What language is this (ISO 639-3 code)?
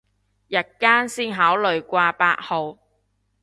yue